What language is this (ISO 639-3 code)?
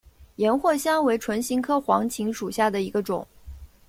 zho